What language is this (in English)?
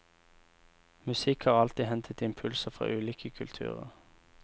Norwegian